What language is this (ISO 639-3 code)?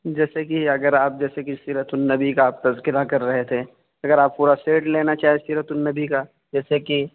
urd